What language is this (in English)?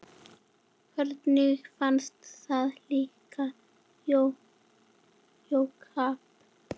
Icelandic